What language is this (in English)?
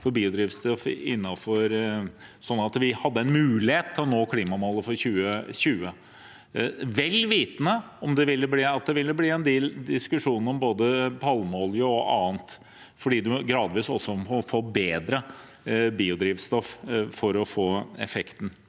Norwegian